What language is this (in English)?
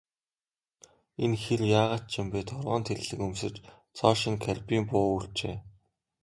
Mongolian